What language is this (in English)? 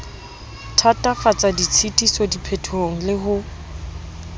Southern Sotho